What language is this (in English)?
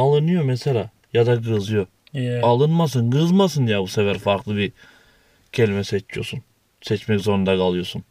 Turkish